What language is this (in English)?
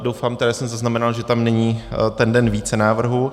Czech